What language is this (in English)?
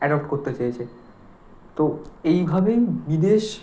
Bangla